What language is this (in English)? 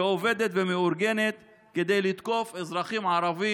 Hebrew